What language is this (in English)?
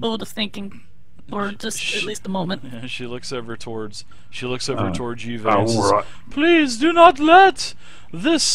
English